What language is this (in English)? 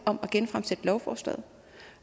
Danish